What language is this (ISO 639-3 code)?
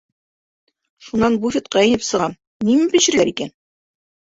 bak